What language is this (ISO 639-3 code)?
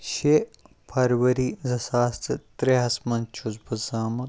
kas